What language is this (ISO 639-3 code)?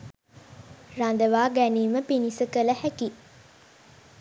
sin